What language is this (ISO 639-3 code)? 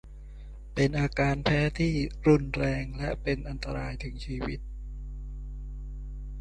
tha